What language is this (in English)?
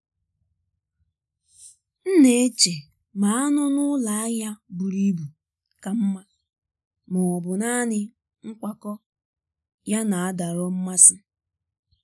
Igbo